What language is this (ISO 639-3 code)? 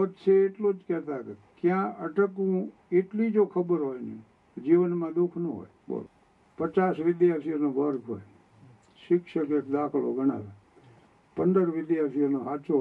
guj